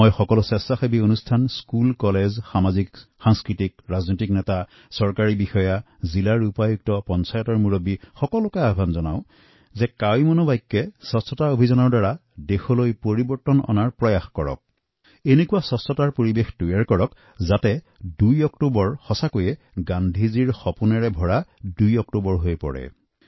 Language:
Assamese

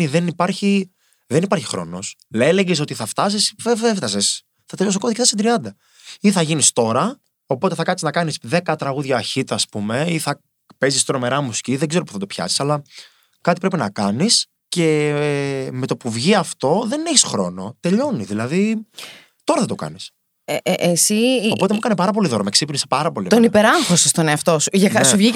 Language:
Greek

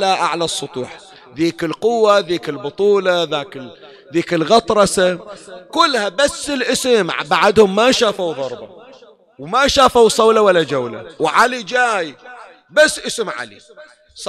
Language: Arabic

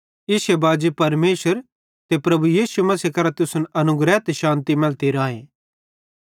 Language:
Bhadrawahi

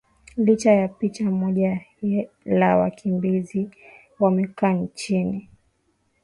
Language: Swahili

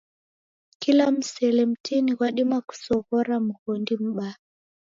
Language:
Taita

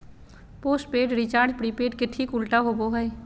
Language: Magahi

